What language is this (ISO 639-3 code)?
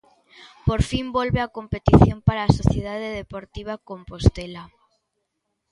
glg